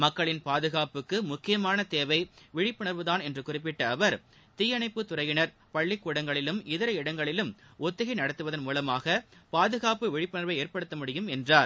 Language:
Tamil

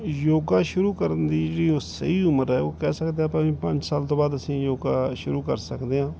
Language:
Punjabi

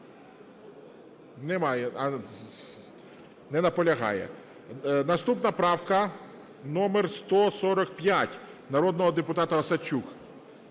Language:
Ukrainian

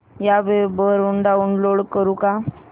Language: Marathi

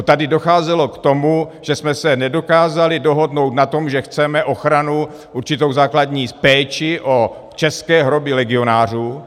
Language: Czech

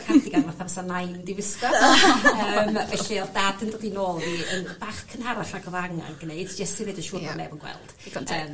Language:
Welsh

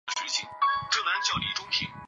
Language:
Chinese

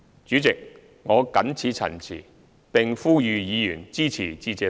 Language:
Cantonese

